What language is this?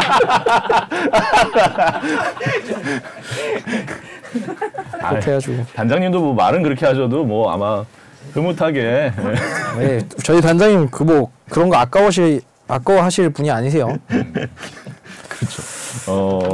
Korean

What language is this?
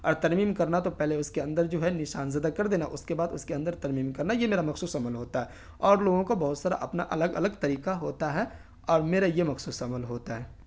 Urdu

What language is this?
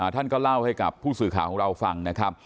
Thai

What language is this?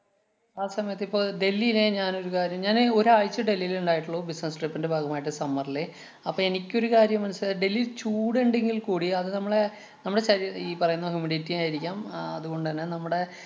Malayalam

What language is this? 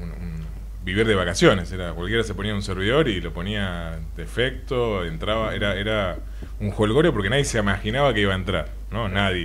Spanish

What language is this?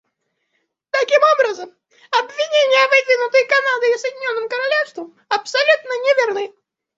Russian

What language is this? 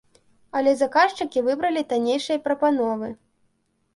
Belarusian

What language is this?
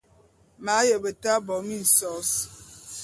Bulu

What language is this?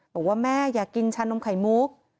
Thai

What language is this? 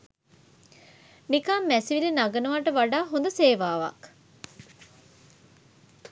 Sinhala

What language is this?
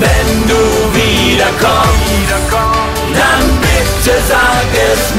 Hungarian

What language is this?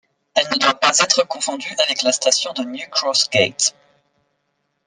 French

